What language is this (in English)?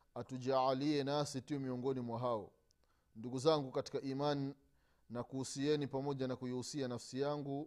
Swahili